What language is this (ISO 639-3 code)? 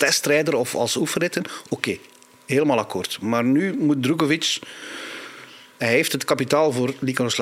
nld